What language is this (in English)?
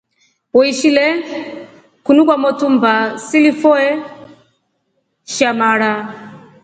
Rombo